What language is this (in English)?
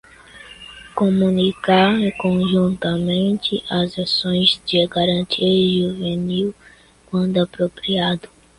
Portuguese